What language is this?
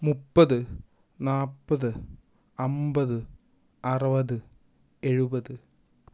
Malayalam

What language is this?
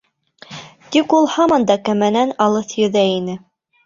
Bashkir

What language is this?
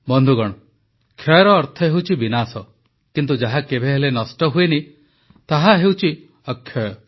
Odia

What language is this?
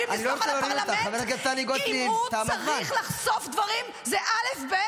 Hebrew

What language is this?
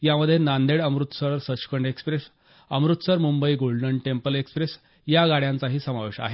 Marathi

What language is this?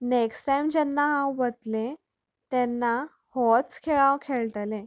Konkani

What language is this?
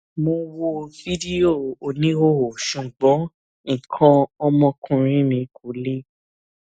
Yoruba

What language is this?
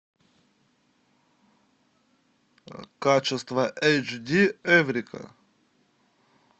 Russian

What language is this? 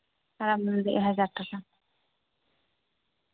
Santali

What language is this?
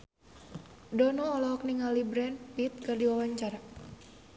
Sundanese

